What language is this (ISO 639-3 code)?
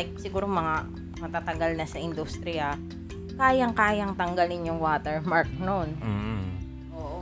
fil